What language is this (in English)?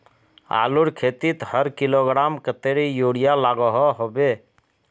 Magahi